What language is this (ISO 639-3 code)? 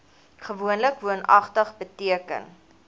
afr